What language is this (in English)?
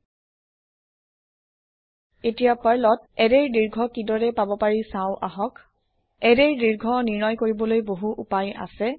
Assamese